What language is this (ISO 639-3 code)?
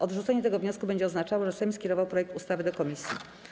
pol